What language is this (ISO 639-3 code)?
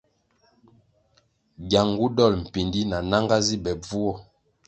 nmg